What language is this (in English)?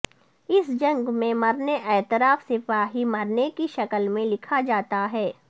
Urdu